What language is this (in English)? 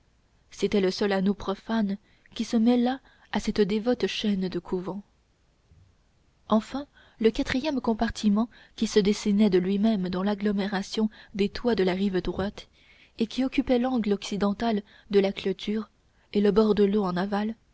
French